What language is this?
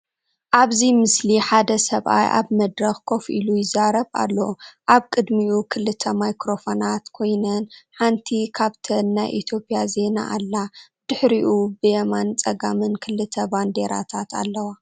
Tigrinya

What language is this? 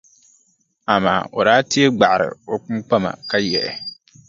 Dagbani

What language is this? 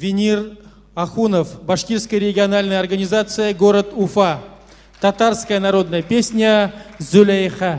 Russian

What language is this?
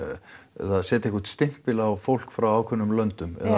Icelandic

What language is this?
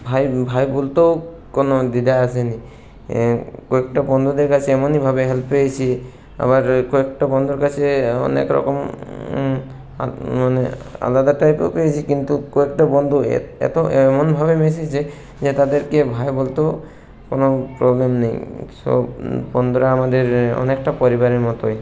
Bangla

